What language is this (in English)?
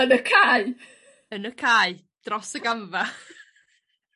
Welsh